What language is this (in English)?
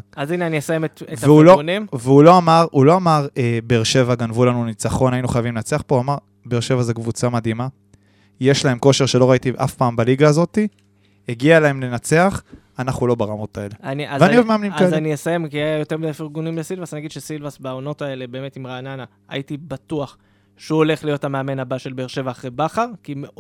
Hebrew